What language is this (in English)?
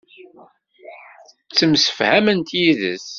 Kabyle